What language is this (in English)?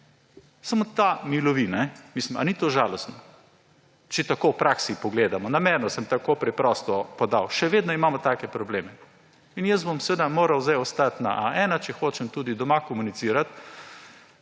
Slovenian